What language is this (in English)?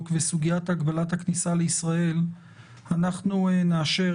Hebrew